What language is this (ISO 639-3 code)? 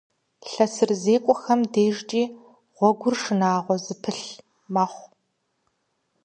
kbd